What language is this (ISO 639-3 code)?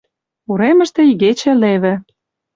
chm